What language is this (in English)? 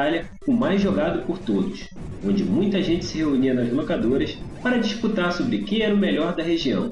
Portuguese